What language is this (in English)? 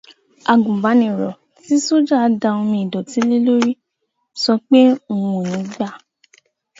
Yoruba